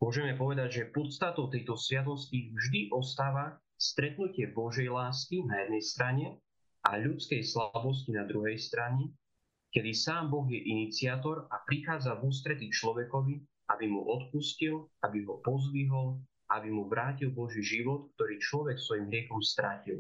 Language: Slovak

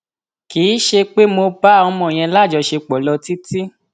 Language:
Yoruba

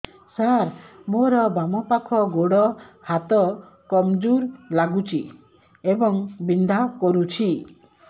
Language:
Odia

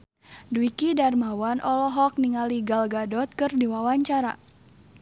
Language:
Sundanese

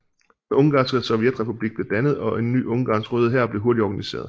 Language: Danish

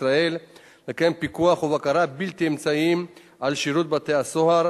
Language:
Hebrew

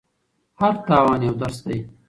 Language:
Pashto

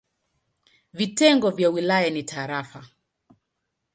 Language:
Swahili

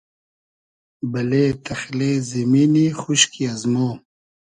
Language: Hazaragi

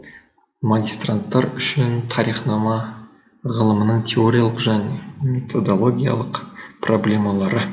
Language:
Kazakh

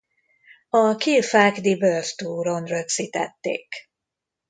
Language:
Hungarian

